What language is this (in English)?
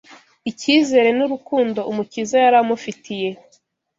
Kinyarwanda